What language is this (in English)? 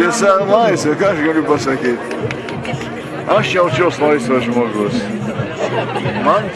Russian